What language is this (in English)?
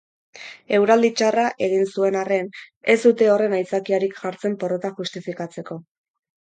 Basque